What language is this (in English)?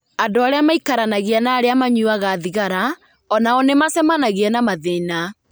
Kikuyu